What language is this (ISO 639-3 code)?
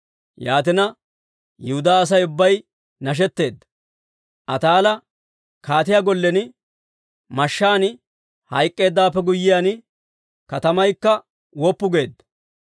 dwr